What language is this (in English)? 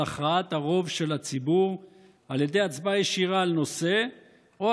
Hebrew